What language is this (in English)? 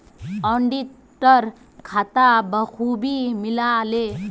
Magahi